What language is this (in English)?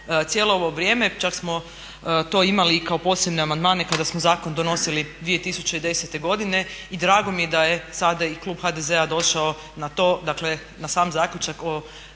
Croatian